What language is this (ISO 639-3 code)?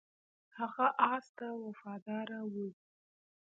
pus